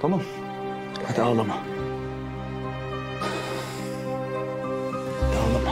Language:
Turkish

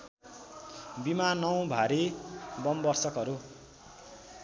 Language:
Nepali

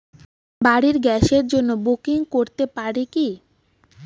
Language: Bangla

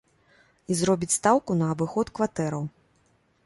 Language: Belarusian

